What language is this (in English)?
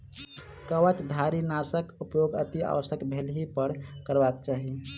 Maithili